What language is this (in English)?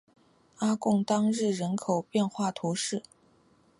Chinese